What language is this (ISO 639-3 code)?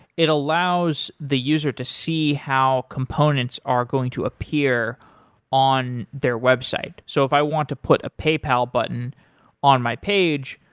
eng